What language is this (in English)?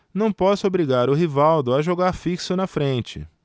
Portuguese